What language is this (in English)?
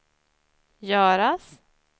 Swedish